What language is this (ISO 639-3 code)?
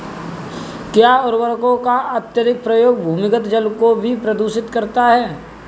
hin